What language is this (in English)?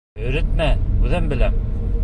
Bashkir